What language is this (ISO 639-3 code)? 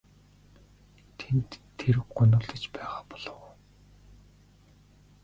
mon